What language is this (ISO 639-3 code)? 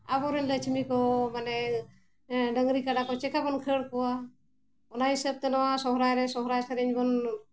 sat